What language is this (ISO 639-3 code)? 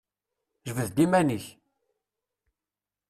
kab